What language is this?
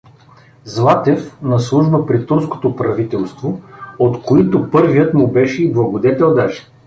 Bulgarian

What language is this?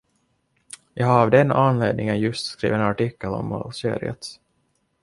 Swedish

